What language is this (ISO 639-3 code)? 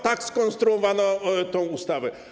pol